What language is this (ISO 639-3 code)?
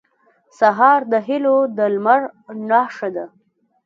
pus